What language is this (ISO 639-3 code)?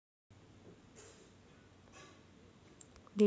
mar